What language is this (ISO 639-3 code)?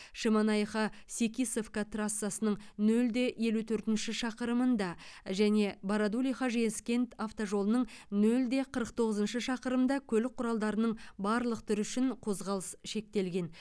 kaz